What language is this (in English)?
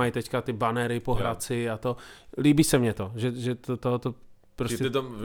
Czech